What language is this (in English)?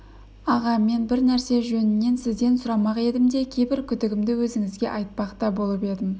Kazakh